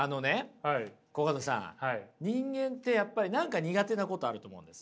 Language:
Japanese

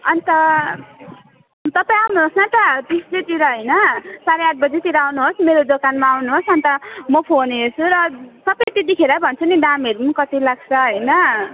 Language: Nepali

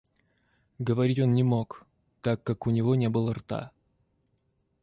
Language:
Russian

